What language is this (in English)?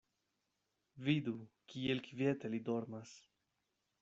Esperanto